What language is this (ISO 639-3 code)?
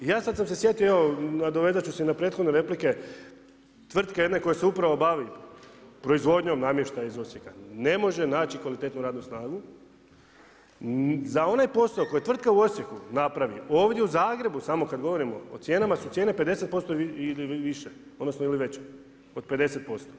hrv